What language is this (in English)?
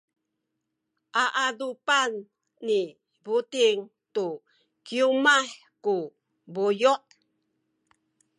Sakizaya